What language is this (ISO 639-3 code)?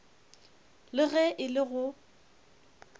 nso